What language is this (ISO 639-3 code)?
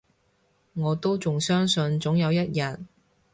yue